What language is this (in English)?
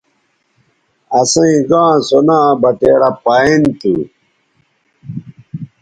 Bateri